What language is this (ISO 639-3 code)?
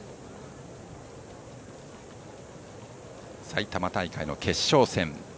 jpn